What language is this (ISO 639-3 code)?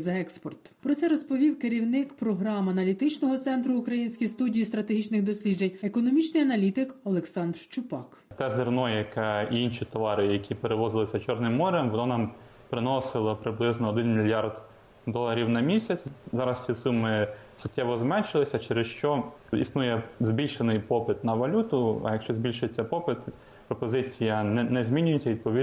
ukr